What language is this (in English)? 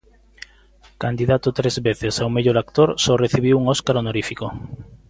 Galician